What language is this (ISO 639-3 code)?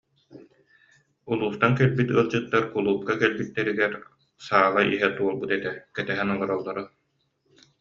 sah